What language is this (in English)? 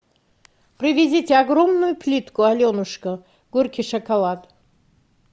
Russian